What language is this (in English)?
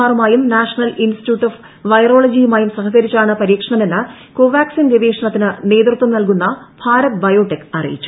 Malayalam